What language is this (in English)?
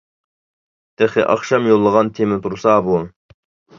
Uyghur